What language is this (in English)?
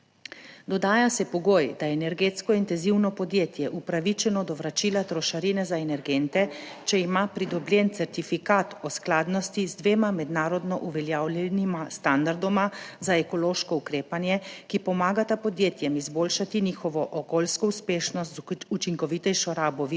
Slovenian